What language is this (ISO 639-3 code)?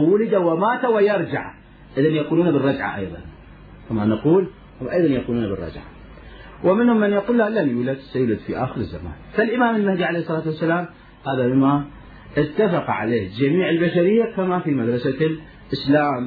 ara